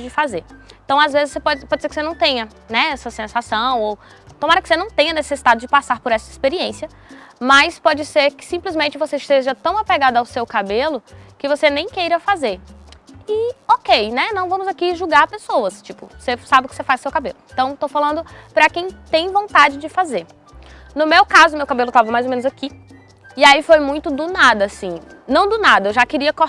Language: Portuguese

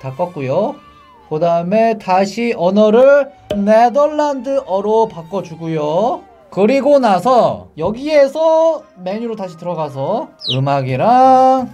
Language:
Korean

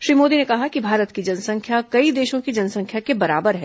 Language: Hindi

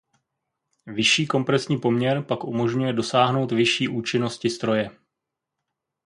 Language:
Czech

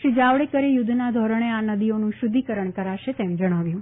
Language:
Gujarati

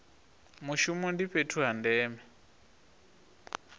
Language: Venda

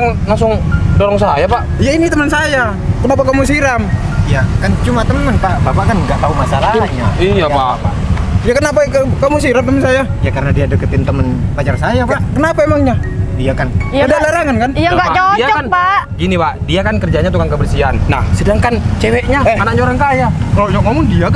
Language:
Indonesian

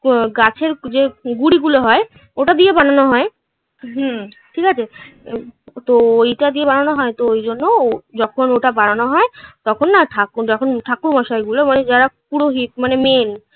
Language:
Bangla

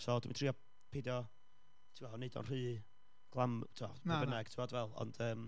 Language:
Welsh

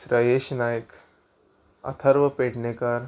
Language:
Konkani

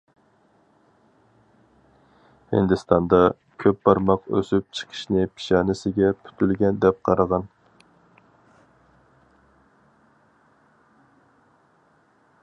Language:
Uyghur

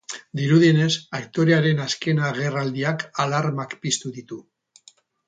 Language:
Basque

